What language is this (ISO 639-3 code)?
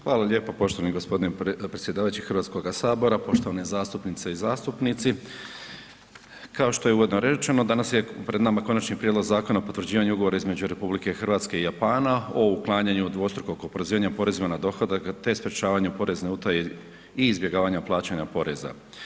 hrv